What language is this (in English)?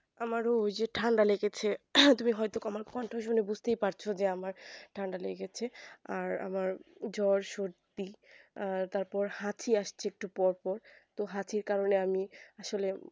Bangla